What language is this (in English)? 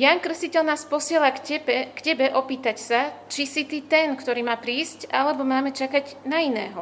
Slovak